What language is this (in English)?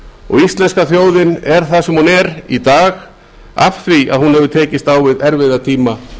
Icelandic